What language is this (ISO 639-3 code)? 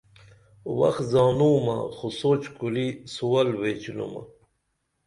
dml